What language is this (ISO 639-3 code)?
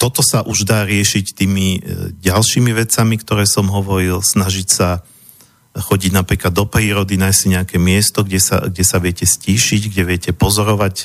slk